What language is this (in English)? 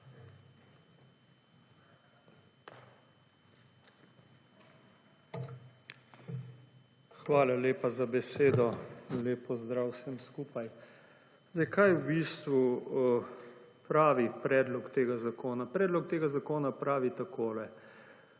Slovenian